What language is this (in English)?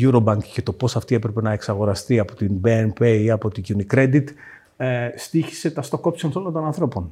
Greek